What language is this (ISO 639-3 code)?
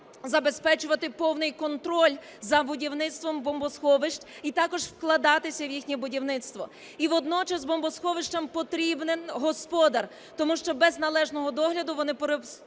ukr